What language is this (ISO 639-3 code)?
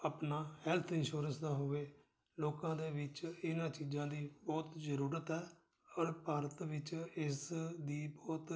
pan